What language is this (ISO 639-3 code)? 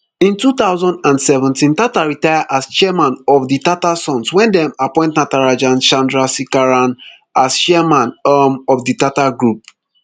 pcm